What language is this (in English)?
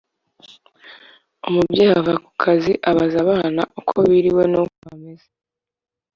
Kinyarwanda